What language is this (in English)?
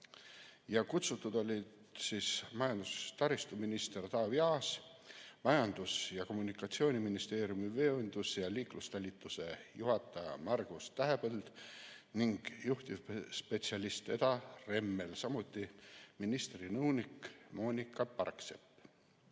Estonian